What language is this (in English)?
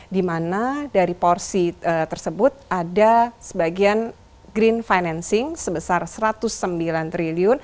Indonesian